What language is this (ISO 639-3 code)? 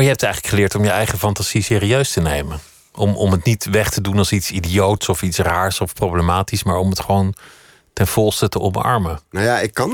nld